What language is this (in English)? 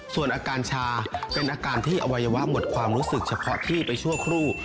Thai